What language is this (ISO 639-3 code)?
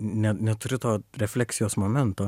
lit